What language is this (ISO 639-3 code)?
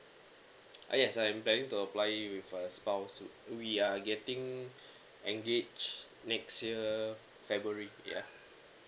eng